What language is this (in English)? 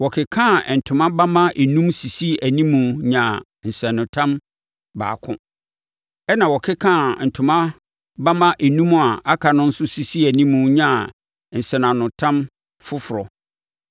Akan